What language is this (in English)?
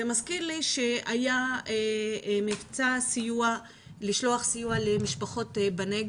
Hebrew